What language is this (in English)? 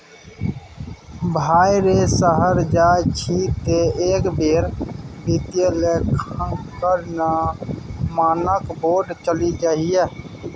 Maithili